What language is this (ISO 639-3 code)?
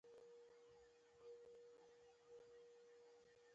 pus